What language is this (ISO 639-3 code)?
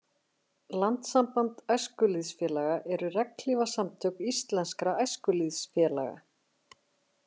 isl